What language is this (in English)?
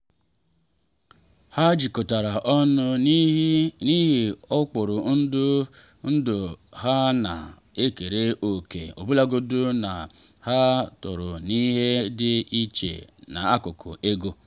Igbo